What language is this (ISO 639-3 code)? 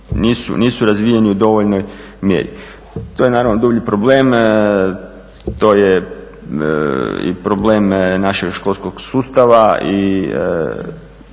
hrv